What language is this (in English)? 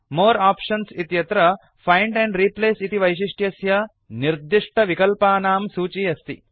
Sanskrit